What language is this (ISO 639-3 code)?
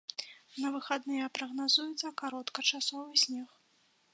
bel